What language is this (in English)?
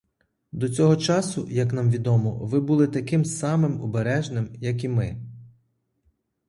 Ukrainian